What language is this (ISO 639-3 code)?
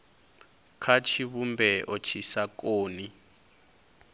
ven